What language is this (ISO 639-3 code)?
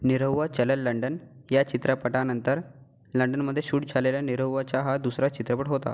mar